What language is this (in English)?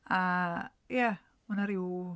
Welsh